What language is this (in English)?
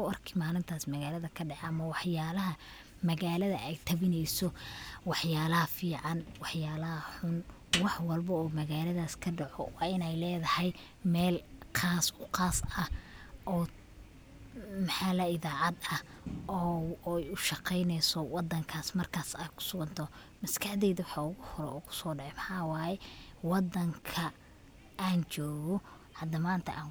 Somali